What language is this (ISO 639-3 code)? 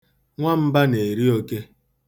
ibo